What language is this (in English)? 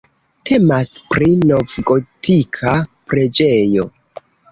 Esperanto